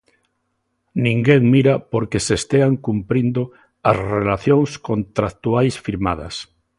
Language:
Galician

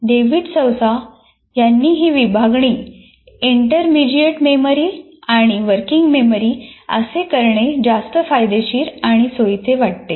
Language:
Marathi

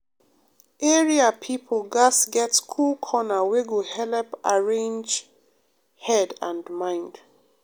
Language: Nigerian Pidgin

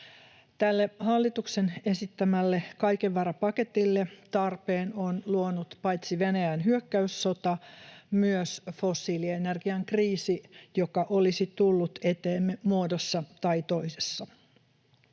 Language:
Finnish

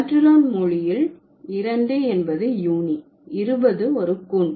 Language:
Tamil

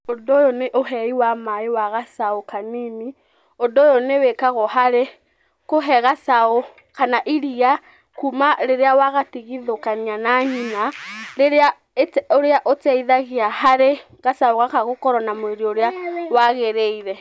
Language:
Kikuyu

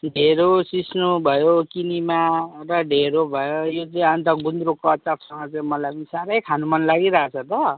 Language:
Nepali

